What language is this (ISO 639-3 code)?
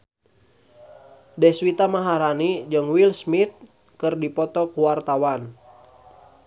sun